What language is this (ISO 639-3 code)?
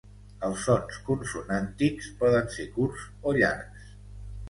cat